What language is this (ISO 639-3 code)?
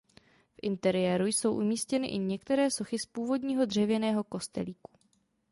ces